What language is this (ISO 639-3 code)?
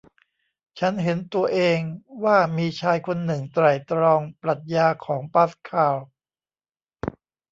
tha